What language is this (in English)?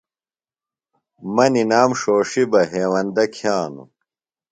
Phalura